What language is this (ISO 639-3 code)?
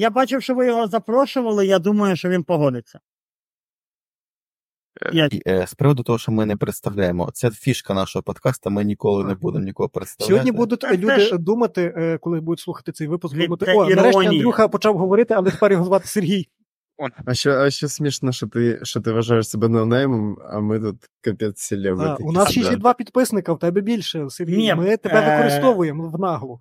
ukr